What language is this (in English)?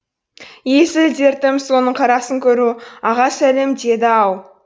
Kazakh